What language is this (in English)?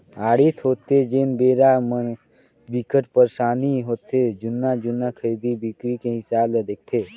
Chhattisgarhi